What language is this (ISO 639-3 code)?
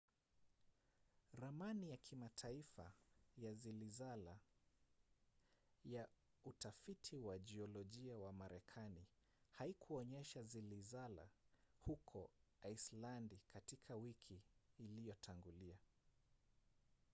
swa